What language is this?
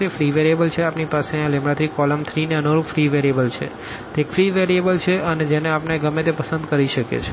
Gujarati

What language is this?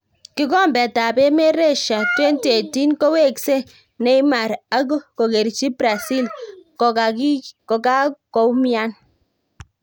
Kalenjin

